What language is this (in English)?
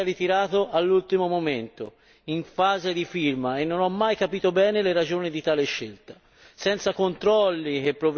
Italian